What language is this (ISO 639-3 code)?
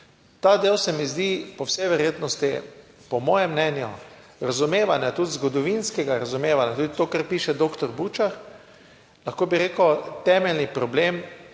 slv